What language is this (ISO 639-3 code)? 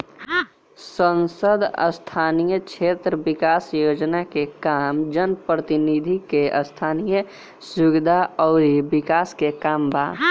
bho